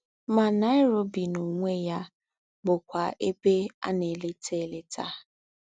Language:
Igbo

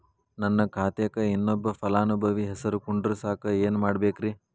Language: Kannada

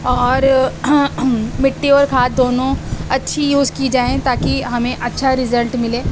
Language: Urdu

